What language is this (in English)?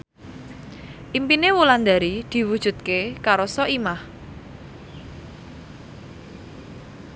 Javanese